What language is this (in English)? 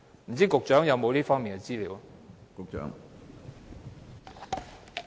Cantonese